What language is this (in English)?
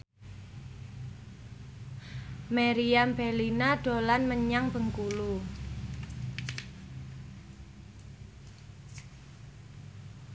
Javanese